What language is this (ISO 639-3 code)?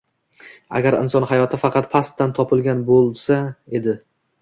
uzb